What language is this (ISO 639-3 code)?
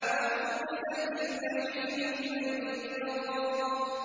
ara